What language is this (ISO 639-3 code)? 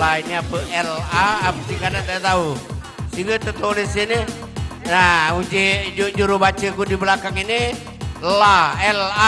ind